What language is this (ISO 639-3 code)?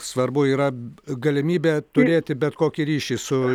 lit